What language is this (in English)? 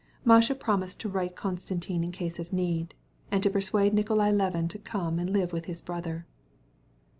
English